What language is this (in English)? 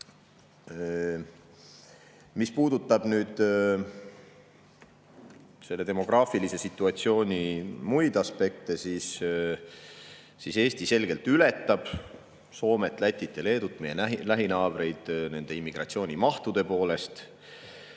Estonian